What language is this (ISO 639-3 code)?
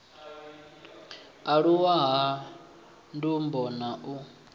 ven